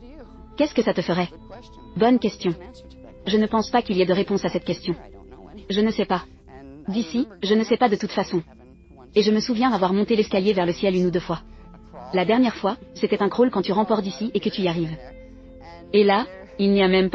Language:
French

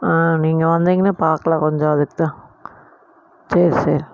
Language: Tamil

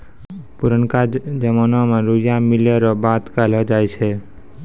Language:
Maithili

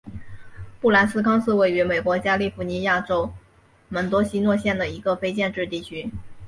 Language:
Chinese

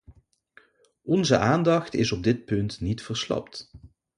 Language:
Dutch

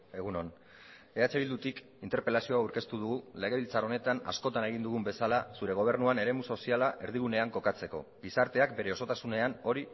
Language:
Basque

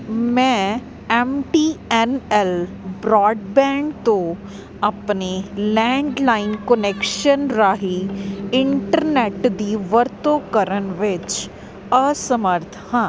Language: Punjabi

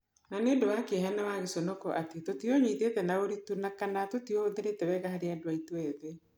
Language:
Kikuyu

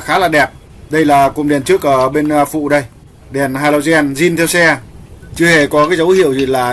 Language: Vietnamese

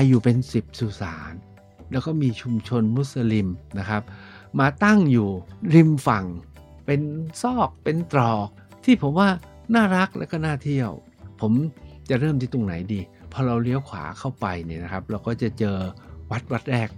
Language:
Thai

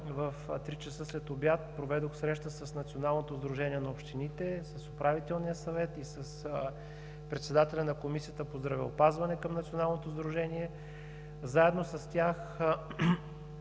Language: Bulgarian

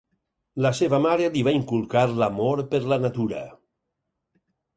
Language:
Catalan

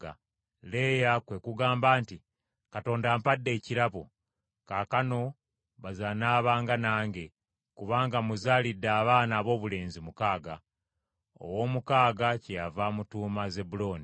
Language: Ganda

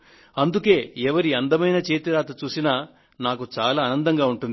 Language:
Telugu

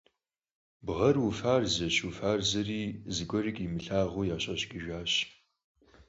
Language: Kabardian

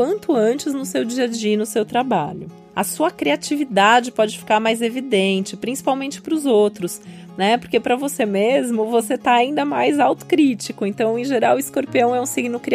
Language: Portuguese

